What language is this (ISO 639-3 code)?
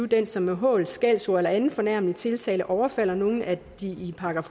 dan